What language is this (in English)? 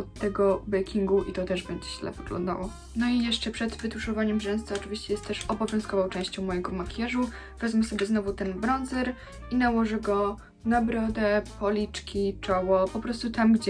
Polish